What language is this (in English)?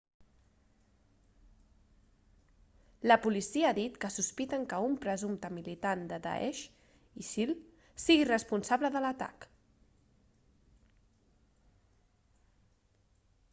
Catalan